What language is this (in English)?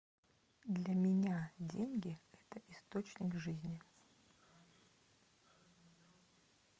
Russian